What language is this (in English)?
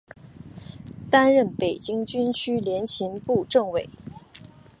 Chinese